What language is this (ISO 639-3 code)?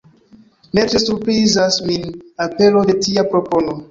epo